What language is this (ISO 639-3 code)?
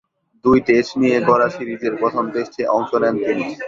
ben